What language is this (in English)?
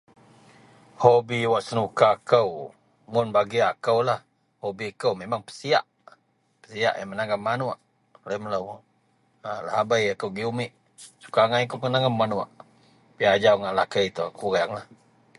Central Melanau